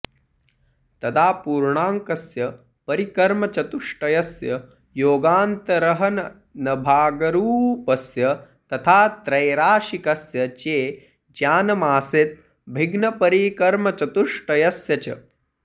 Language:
Sanskrit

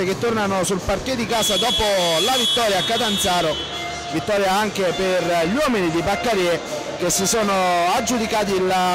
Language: Italian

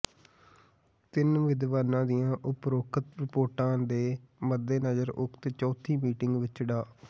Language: Punjabi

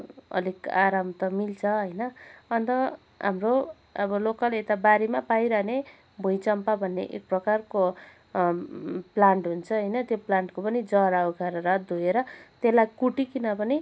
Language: Nepali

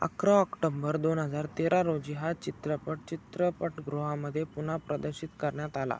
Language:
Marathi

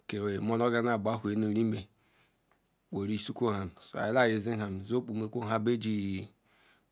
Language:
Ikwere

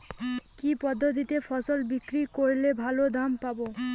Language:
Bangla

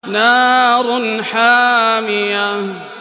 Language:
Arabic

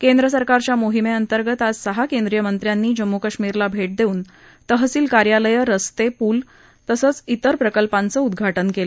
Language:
Marathi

